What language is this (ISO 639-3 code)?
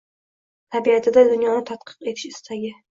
uzb